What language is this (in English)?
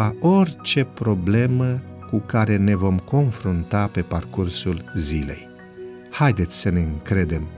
Romanian